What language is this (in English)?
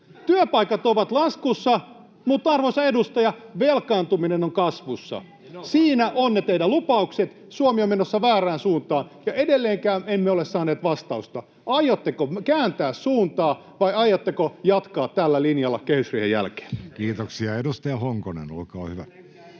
Finnish